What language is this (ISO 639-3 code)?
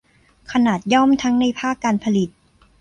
tha